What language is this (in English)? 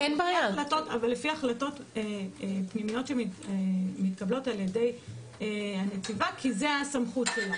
Hebrew